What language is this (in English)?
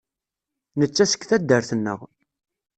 Kabyle